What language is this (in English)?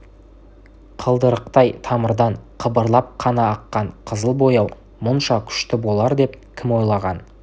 Kazakh